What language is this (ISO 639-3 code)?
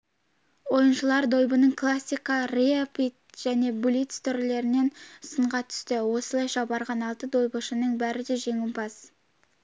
kaz